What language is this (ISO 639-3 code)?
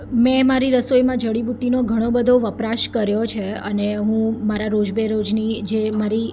guj